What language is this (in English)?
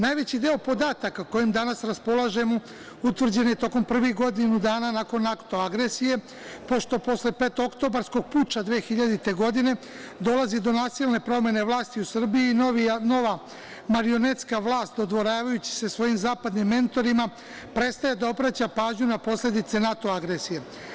Serbian